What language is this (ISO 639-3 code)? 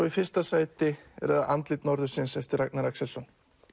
isl